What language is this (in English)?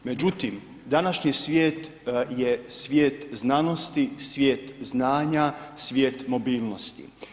Croatian